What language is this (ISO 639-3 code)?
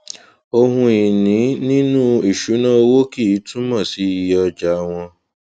yor